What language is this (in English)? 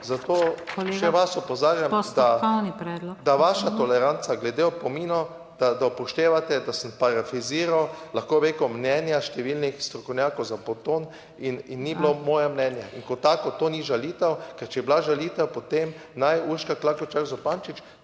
Slovenian